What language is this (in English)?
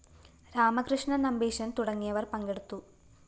Malayalam